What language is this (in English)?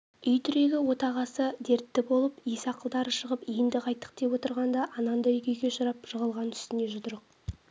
Kazakh